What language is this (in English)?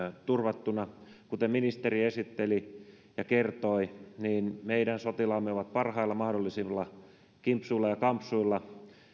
Finnish